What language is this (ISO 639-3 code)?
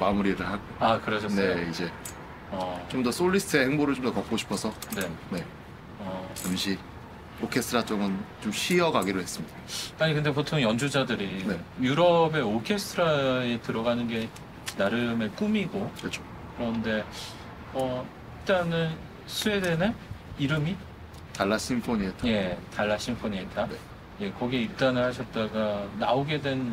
kor